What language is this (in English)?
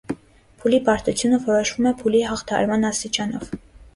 Armenian